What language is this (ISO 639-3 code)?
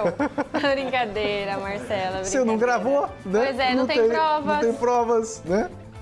por